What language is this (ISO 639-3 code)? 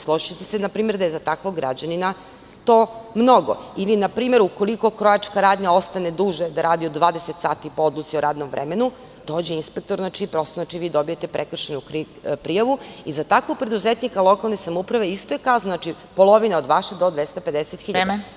srp